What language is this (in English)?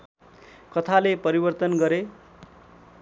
Nepali